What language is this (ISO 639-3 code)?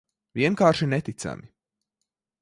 lav